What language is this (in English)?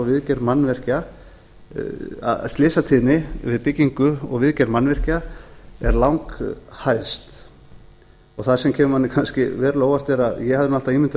Icelandic